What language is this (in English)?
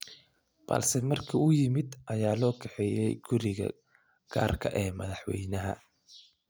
Somali